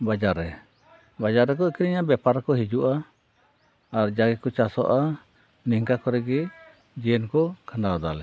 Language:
Santali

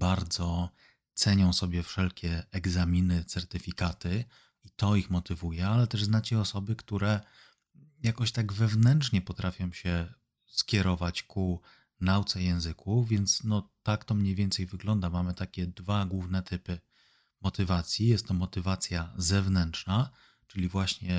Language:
Polish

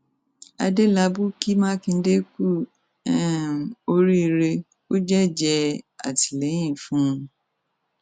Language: Yoruba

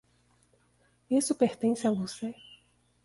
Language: Portuguese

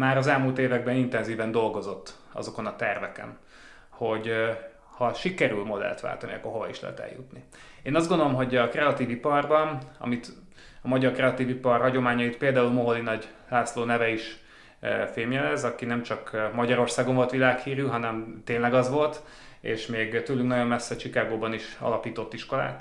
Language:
Hungarian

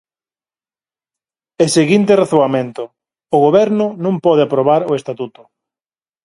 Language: Galician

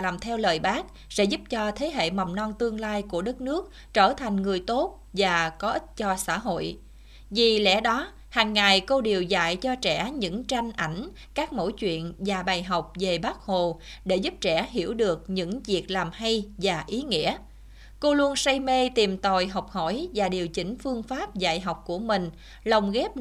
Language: Vietnamese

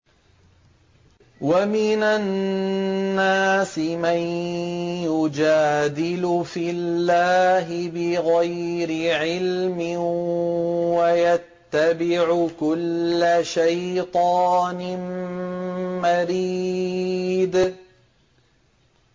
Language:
Arabic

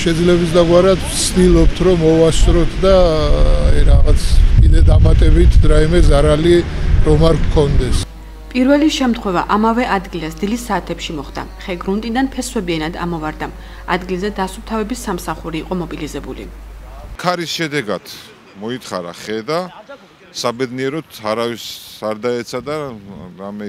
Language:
Romanian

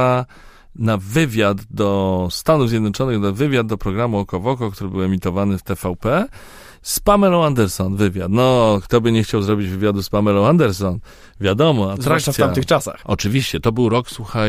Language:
Polish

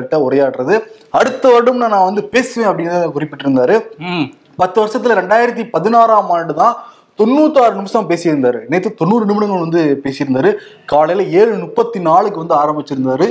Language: Tamil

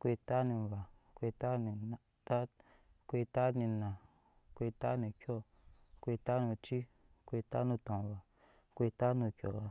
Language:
Nyankpa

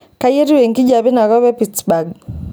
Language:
Masai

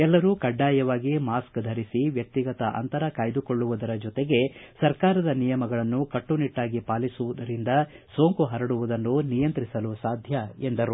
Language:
Kannada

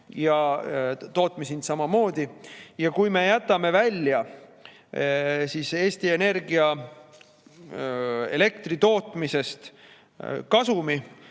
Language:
Estonian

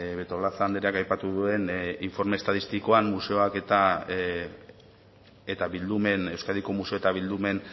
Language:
Basque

